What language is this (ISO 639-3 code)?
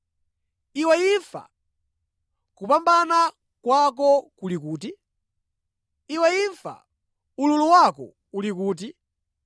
nya